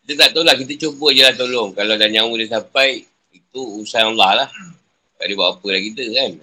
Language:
Malay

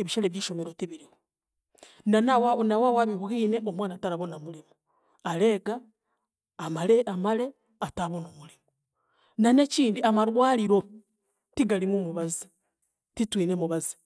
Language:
Chiga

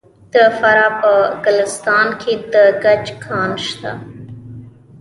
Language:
Pashto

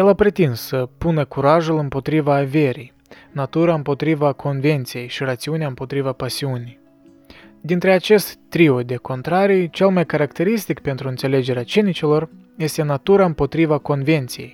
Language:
Romanian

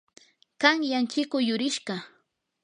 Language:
Yanahuanca Pasco Quechua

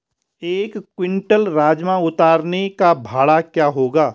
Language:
Hindi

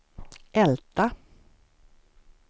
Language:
Swedish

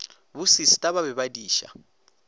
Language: Northern Sotho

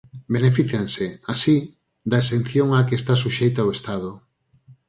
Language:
Galician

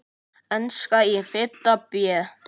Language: Icelandic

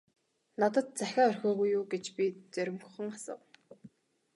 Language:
Mongolian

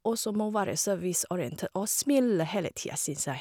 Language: Norwegian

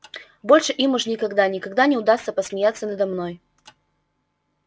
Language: Russian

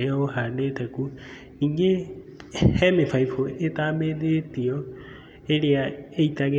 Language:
Kikuyu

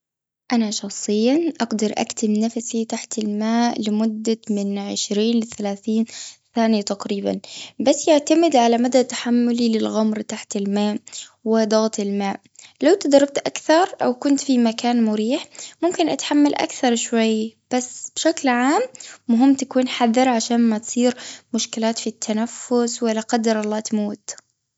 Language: Gulf Arabic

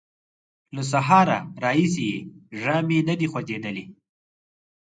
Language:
Pashto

